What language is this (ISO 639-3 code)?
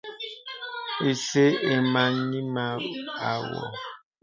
beb